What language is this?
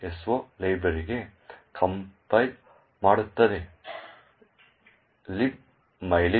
Kannada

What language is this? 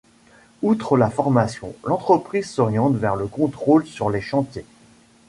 French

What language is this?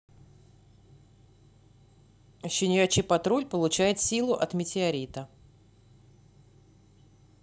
Russian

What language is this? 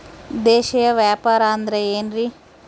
Kannada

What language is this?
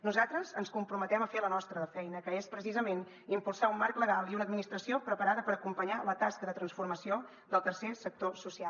Catalan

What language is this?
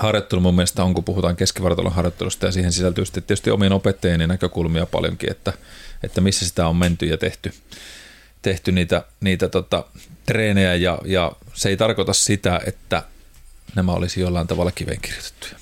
Finnish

